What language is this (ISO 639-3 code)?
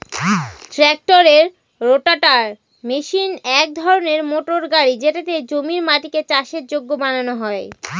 ben